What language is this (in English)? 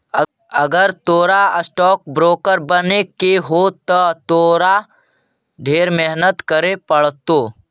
Magahi